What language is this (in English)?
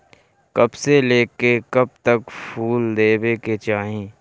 Bhojpuri